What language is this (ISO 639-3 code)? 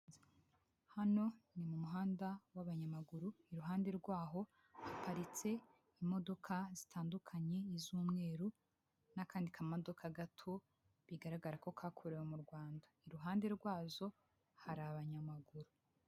kin